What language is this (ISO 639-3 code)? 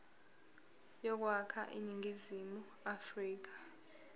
zul